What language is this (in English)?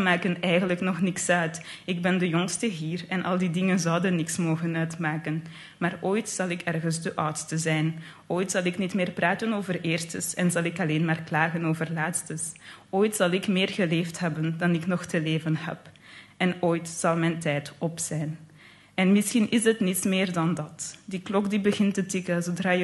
Dutch